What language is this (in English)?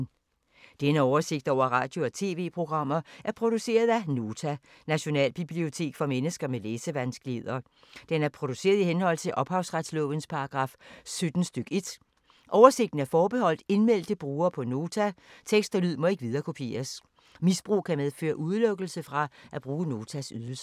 Danish